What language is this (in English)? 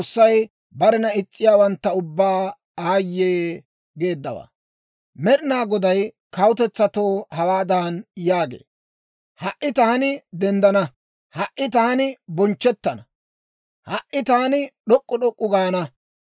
Dawro